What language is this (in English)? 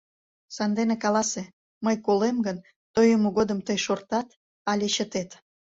Mari